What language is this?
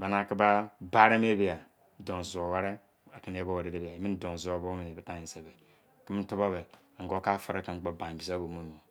Izon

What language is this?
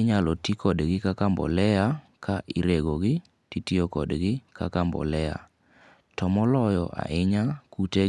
Luo (Kenya and Tanzania)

